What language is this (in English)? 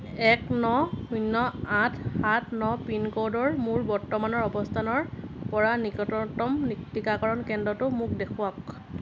Assamese